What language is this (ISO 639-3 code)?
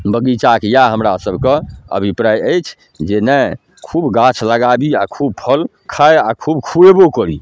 mai